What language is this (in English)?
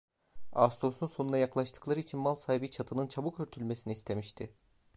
Turkish